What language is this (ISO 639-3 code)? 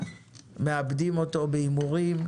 heb